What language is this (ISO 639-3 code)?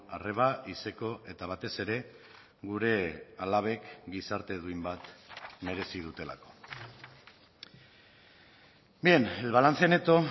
eus